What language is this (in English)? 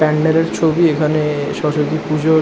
Bangla